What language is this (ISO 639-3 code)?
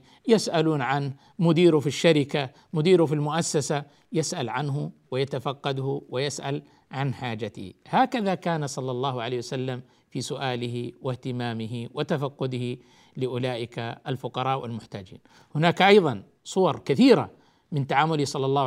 ara